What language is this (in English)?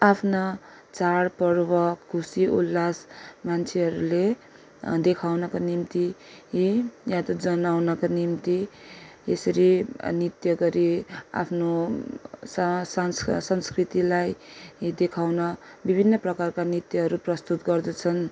Nepali